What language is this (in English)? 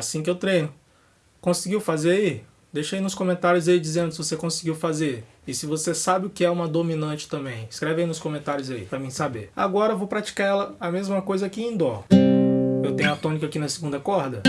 Portuguese